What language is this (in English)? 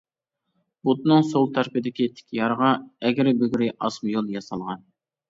Uyghur